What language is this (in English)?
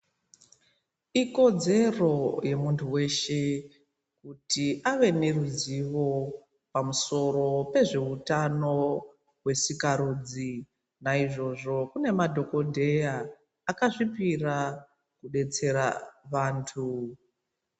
Ndau